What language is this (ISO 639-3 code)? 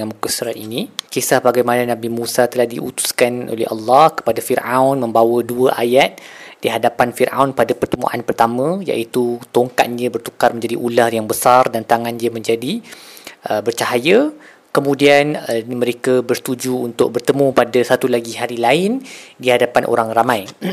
msa